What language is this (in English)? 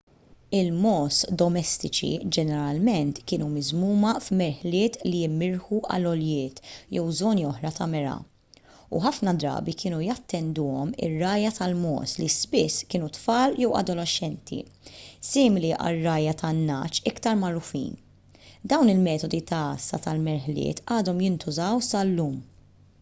Maltese